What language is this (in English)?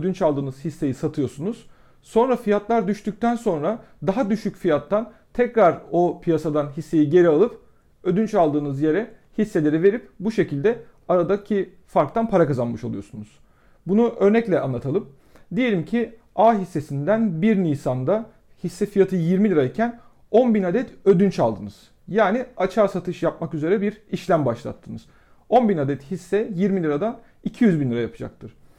Turkish